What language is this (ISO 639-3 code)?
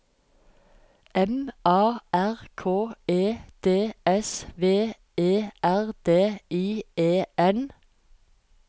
nor